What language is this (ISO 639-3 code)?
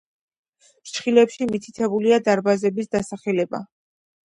kat